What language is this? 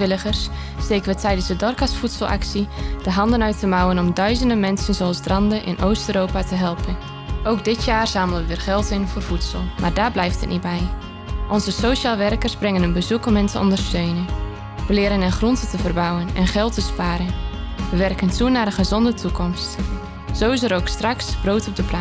Dutch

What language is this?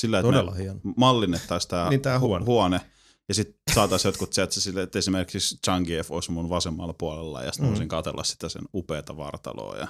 Finnish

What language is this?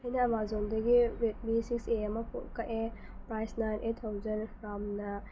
Manipuri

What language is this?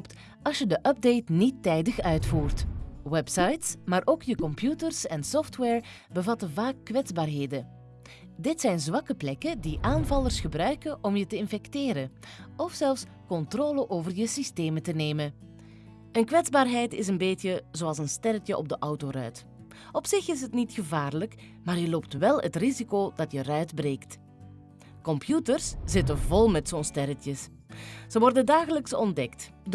Dutch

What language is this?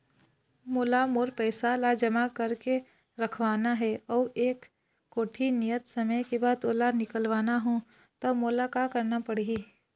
Chhattisgarhi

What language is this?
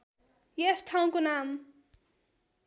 Nepali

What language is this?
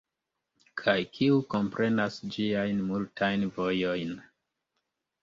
Esperanto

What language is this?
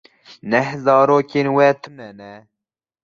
Kurdish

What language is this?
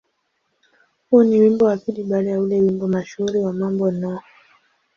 Swahili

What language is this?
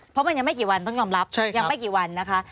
Thai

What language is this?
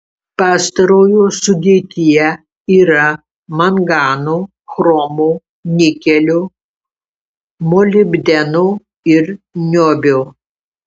Lithuanian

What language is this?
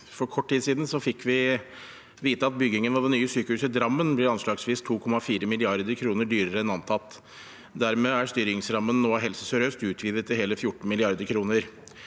Norwegian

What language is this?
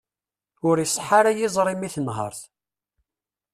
Kabyle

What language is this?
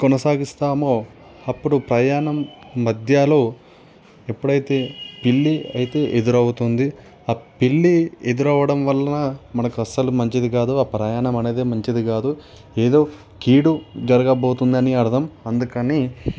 Telugu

